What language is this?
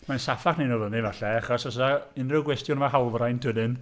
Welsh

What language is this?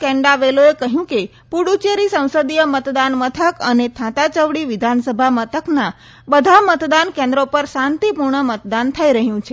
Gujarati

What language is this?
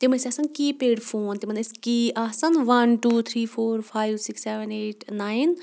Kashmiri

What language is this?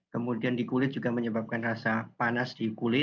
Indonesian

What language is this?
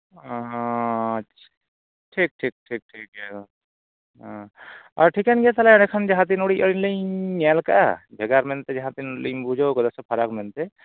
Santali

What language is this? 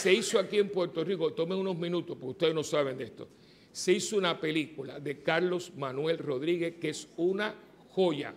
Spanish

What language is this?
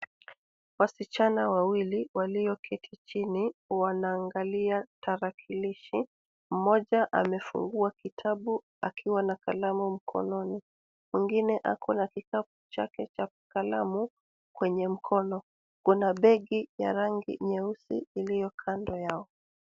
Swahili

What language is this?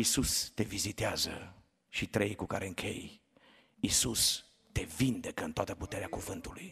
Romanian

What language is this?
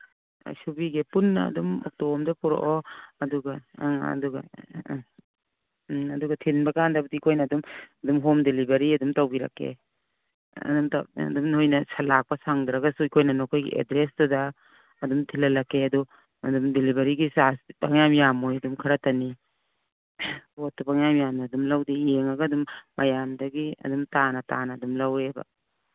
Manipuri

